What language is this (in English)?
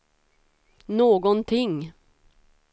Swedish